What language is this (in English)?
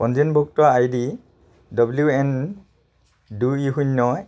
Assamese